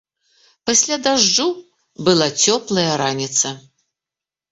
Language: Belarusian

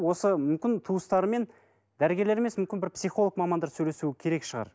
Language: Kazakh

